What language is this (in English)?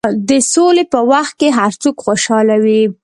Pashto